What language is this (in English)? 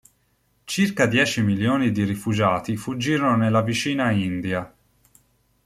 Italian